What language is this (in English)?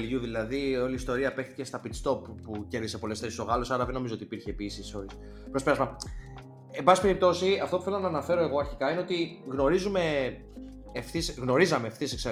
Greek